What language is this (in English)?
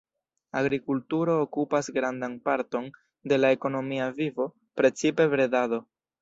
Esperanto